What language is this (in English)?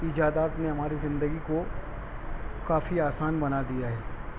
Urdu